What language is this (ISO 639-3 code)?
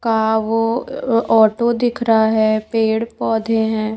hin